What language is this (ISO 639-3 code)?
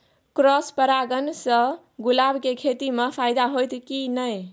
mai